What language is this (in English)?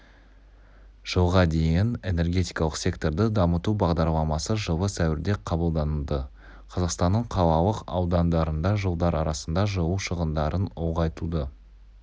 Kazakh